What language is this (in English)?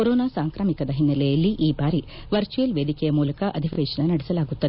Kannada